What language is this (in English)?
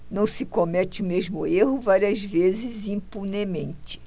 Portuguese